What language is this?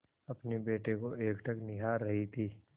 Hindi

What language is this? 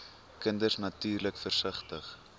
Afrikaans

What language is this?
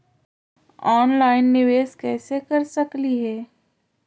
Magahi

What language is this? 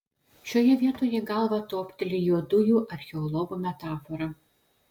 Lithuanian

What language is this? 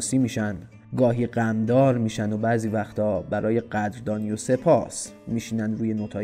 Persian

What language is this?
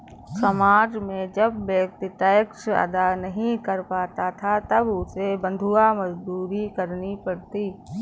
Hindi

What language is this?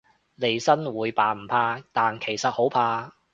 Cantonese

